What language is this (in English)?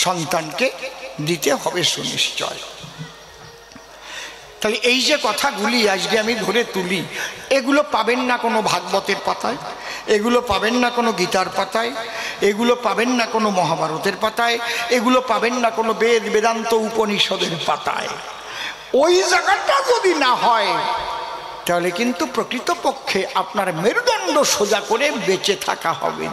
Arabic